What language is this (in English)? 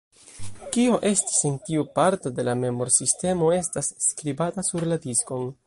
Esperanto